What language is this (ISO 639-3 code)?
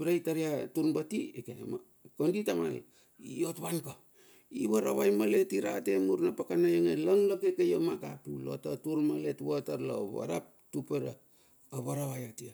bxf